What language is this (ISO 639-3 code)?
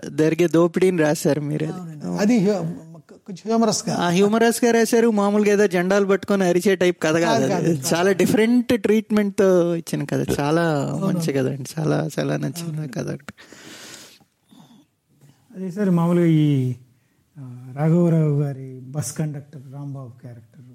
tel